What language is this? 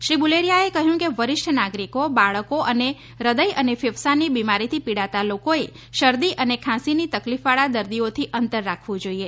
Gujarati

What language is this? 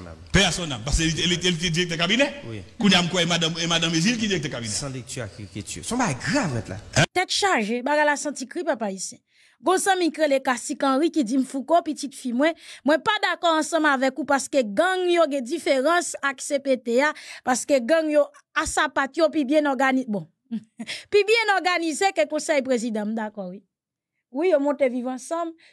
French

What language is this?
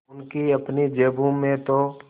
Hindi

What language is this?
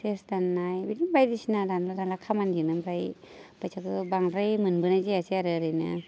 Bodo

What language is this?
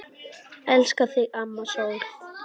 Icelandic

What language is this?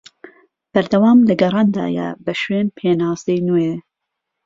Central Kurdish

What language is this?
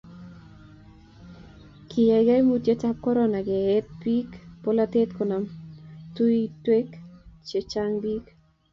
Kalenjin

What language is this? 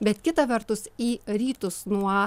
Lithuanian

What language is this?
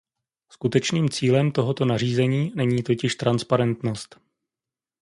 Czech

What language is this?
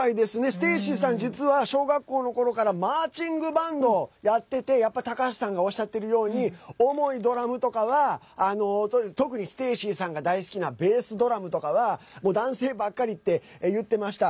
Japanese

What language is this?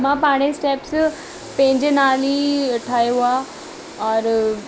Sindhi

